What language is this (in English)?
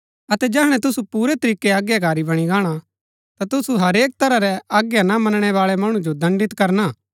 Gaddi